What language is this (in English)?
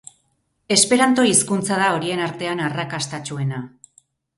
Basque